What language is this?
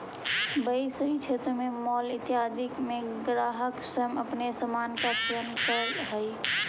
Magahi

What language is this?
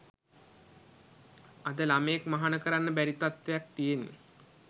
Sinhala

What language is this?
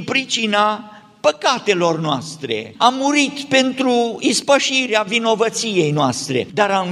Romanian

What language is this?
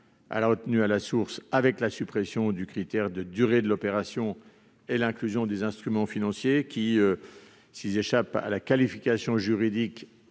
French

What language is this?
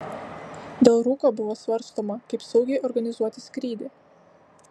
Lithuanian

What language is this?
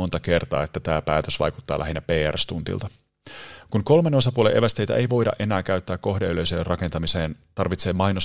Finnish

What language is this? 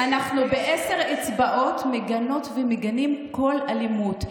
Hebrew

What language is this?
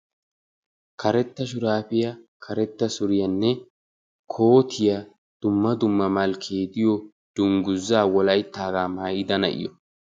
Wolaytta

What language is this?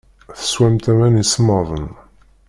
Kabyle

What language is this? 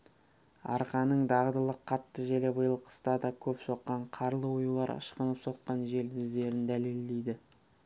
Kazakh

